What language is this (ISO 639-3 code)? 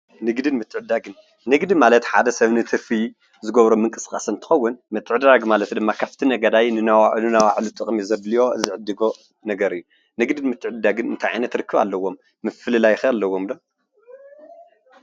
tir